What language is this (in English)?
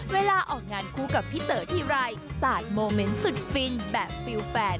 Thai